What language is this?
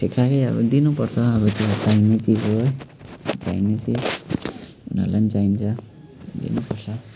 Nepali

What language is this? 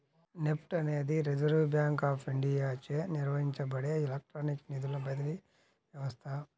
Telugu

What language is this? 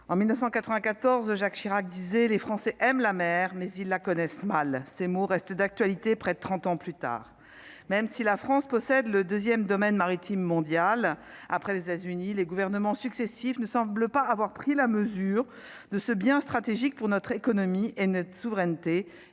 French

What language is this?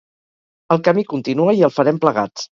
Catalan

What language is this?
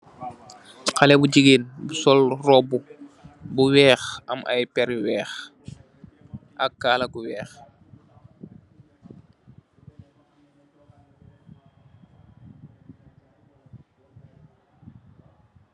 Wolof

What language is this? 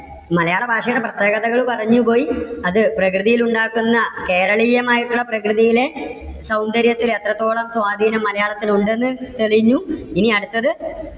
Malayalam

